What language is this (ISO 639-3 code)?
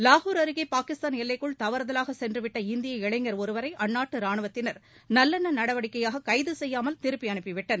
tam